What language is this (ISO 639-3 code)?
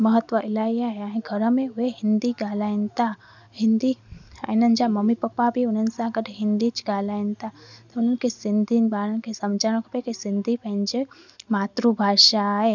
snd